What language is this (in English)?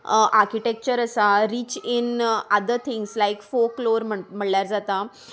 Konkani